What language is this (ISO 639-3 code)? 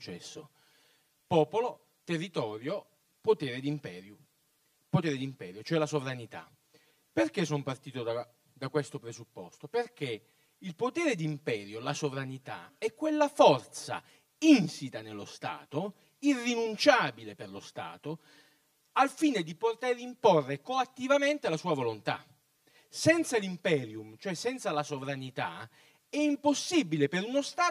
ita